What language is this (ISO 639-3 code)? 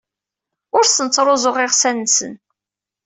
kab